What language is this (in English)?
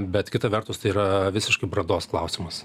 Lithuanian